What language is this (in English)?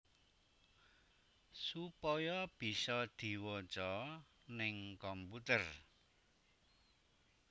Javanese